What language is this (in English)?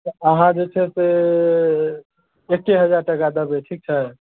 Maithili